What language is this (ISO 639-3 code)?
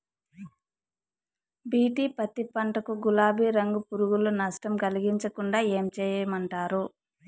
tel